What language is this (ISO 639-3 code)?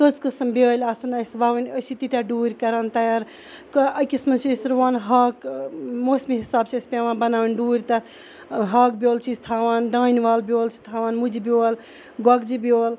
kas